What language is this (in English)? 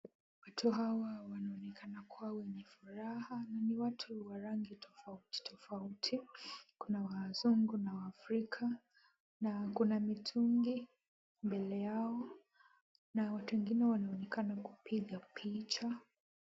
Swahili